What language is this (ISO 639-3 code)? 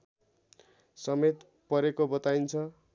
nep